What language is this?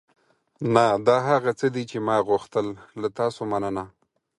Pashto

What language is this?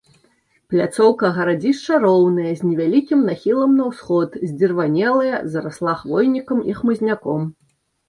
Belarusian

